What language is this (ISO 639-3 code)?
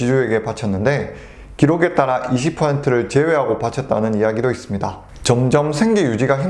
kor